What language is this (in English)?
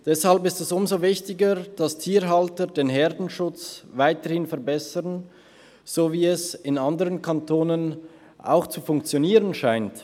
Swiss German